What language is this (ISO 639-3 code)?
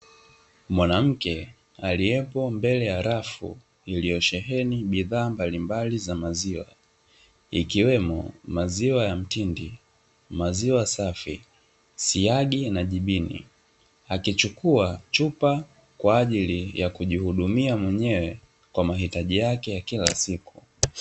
swa